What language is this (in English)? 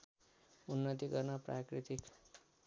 Nepali